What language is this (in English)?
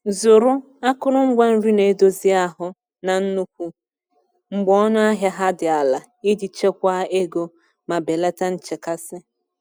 Igbo